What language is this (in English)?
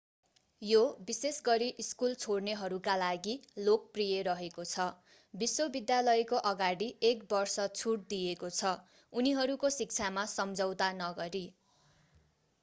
Nepali